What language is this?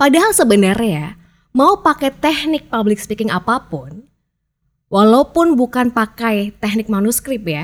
Indonesian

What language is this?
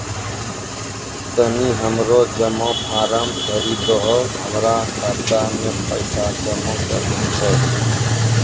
Maithili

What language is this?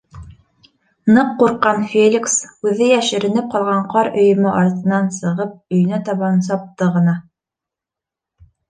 Bashkir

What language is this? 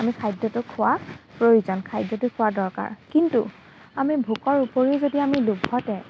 Assamese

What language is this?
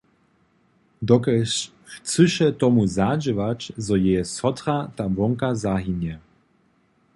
Upper Sorbian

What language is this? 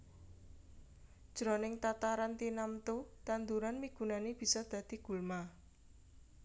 Javanese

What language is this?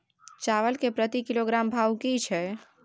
Maithili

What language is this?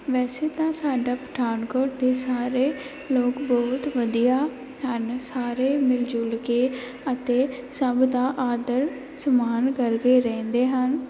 Punjabi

